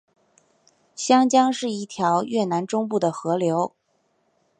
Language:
Chinese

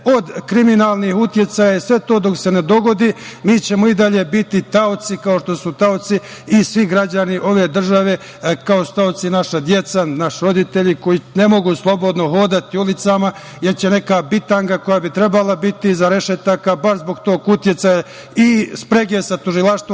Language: Serbian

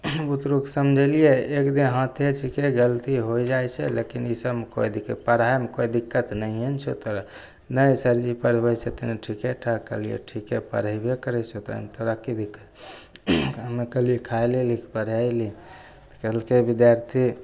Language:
Maithili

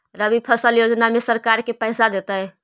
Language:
Magahi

